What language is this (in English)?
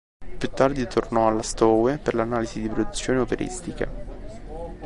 Italian